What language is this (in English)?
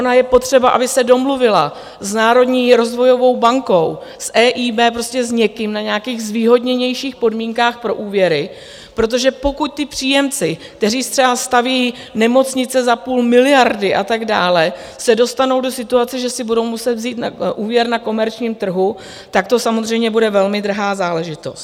Czech